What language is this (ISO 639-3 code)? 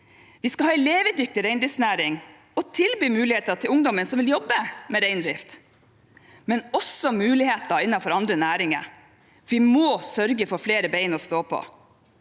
nor